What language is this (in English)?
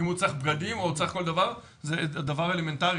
Hebrew